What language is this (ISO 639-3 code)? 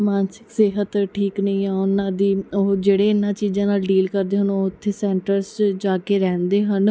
pan